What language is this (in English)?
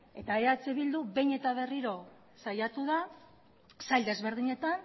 Basque